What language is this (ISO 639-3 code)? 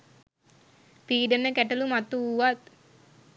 sin